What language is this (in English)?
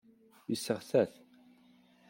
Kabyle